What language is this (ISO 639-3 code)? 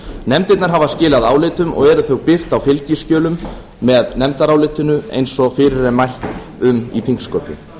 isl